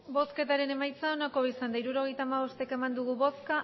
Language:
Basque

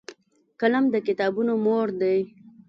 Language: Pashto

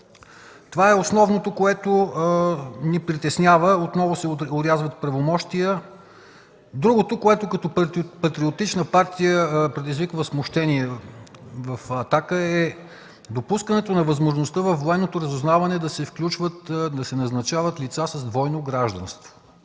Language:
Bulgarian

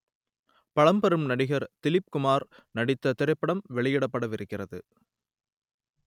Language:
Tamil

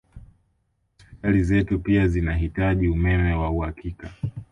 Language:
Swahili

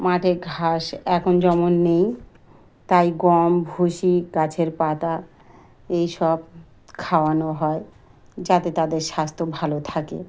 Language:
Bangla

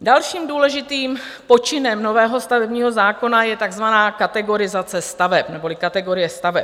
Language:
Czech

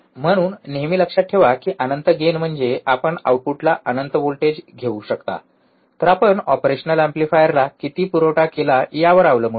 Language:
Marathi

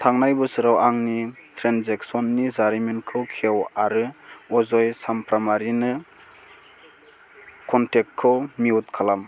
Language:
Bodo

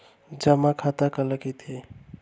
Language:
Chhattisgarhi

